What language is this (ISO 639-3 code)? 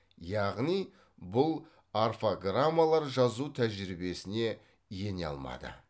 kaz